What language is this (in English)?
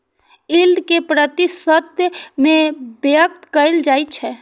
Maithili